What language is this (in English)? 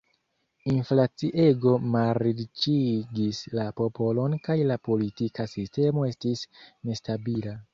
Esperanto